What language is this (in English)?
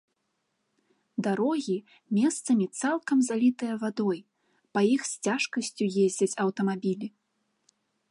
Belarusian